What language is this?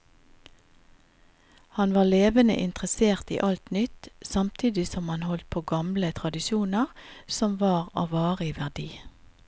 Norwegian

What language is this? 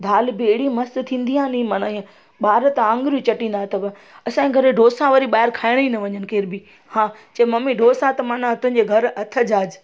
Sindhi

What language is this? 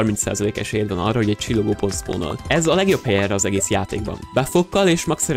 Hungarian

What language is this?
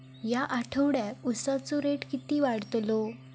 Marathi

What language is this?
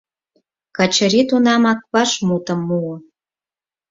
Mari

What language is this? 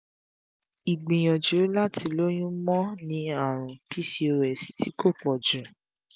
Yoruba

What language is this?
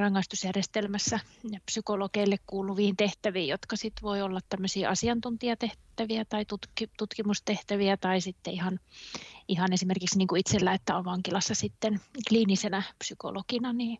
Finnish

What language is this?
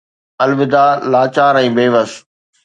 Sindhi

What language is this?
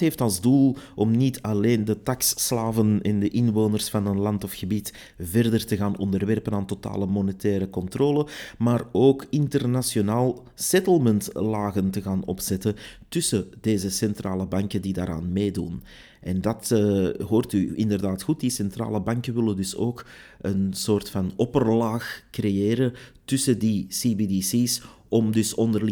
Dutch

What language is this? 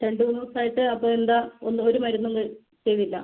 Malayalam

